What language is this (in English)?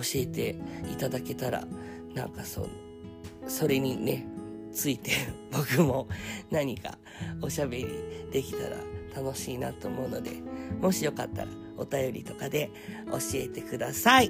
Japanese